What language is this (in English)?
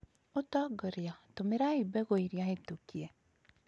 Kikuyu